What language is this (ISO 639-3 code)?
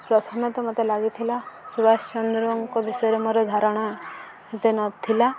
ori